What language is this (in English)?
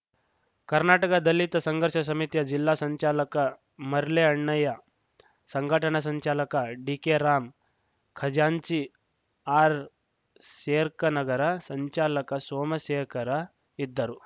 Kannada